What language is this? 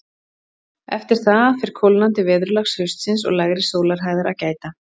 Icelandic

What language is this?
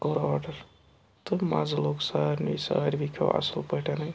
Kashmiri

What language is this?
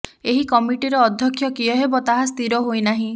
Odia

